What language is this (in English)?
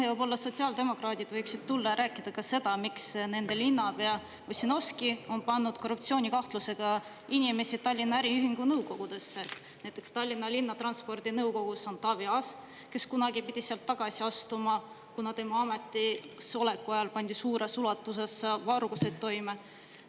Estonian